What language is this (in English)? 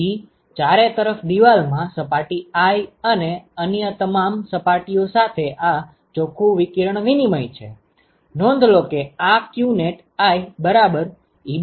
Gujarati